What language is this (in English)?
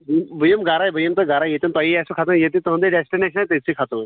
Kashmiri